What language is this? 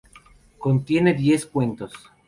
Spanish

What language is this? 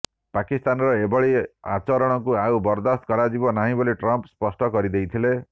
Odia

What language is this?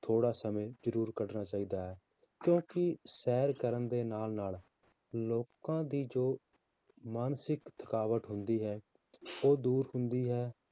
Punjabi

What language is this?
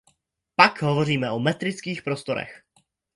Czech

